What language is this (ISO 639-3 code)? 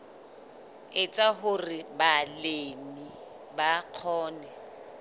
sot